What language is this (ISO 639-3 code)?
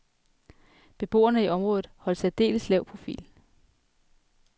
dan